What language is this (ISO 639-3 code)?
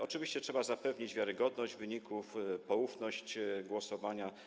pol